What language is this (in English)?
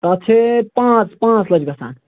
Kashmiri